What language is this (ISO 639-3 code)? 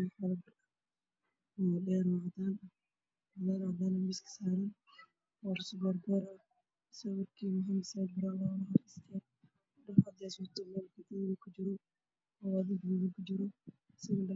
som